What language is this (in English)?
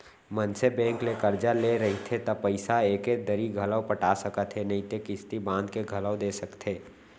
Chhattisgarhi